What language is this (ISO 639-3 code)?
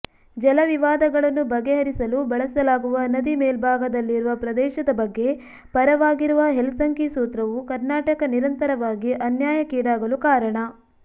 kan